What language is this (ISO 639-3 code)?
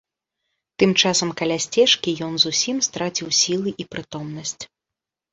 bel